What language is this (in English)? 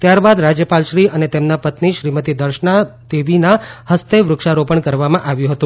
Gujarati